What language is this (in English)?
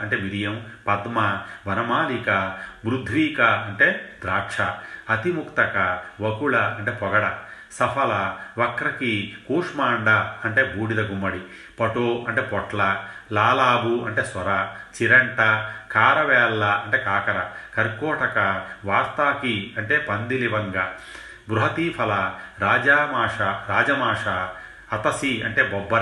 Telugu